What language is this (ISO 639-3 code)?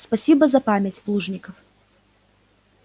rus